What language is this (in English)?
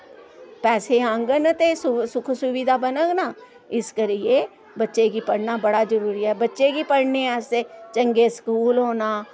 Dogri